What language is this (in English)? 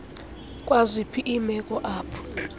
Xhosa